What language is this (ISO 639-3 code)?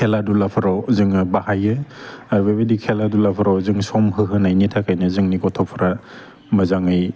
brx